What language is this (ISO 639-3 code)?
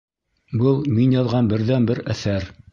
bak